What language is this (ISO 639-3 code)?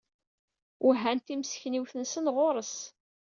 kab